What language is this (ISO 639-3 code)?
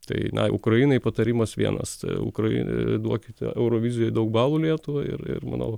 lit